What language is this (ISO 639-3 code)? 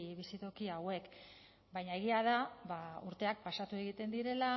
eus